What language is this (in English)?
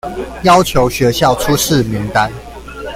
Chinese